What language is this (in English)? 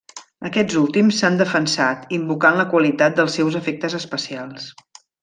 Catalan